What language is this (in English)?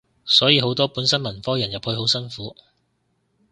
Cantonese